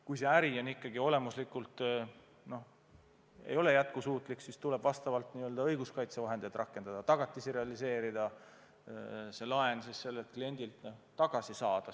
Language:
Estonian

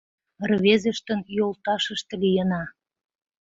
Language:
Mari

